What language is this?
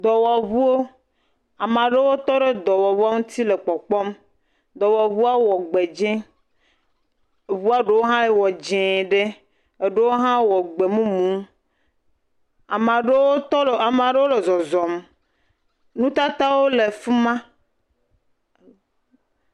Ewe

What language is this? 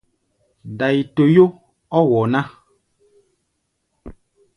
Gbaya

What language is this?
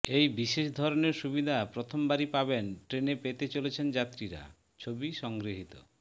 Bangla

